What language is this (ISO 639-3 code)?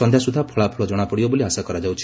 ori